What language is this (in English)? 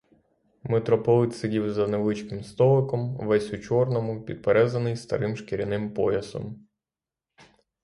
Ukrainian